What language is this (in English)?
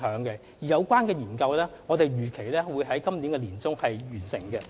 Cantonese